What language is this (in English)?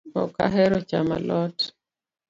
Luo (Kenya and Tanzania)